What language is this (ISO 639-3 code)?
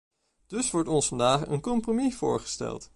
nld